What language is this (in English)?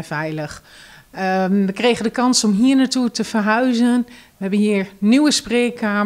Dutch